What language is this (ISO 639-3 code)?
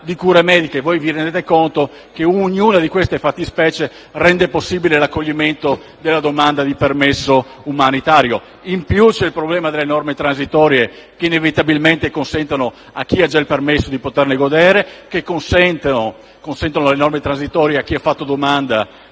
ita